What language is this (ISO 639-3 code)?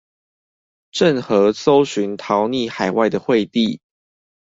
zho